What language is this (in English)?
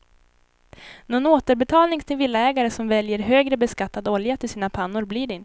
Swedish